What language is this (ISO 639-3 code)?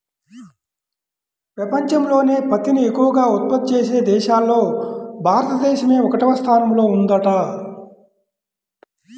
tel